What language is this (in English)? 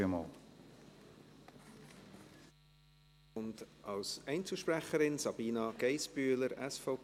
Swiss German